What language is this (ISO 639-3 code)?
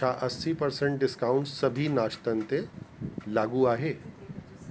snd